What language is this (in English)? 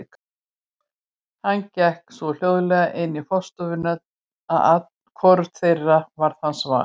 Icelandic